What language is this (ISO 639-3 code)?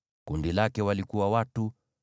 swa